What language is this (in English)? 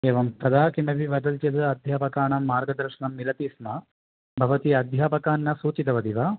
Sanskrit